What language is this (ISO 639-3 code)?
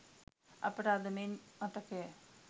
sin